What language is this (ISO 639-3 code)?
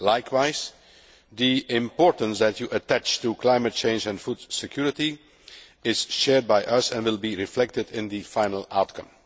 eng